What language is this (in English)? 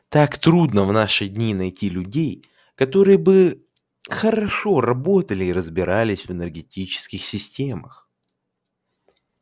Russian